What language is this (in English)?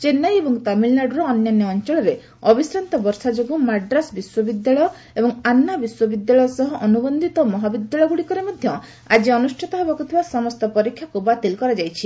Odia